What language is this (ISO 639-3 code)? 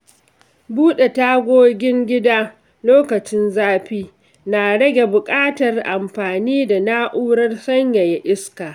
hau